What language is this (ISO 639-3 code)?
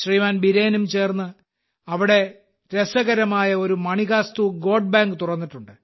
mal